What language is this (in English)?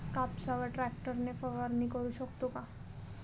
Marathi